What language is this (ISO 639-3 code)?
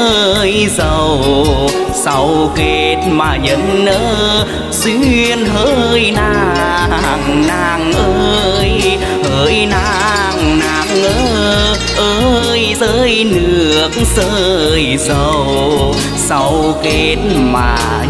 vie